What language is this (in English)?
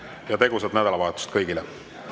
Estonian